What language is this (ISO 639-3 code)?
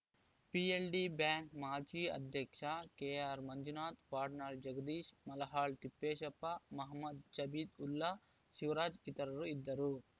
kan